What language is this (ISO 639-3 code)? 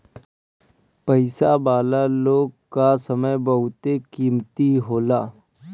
bho